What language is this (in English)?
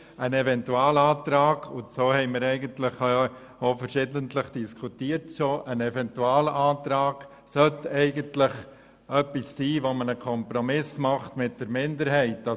Swiss German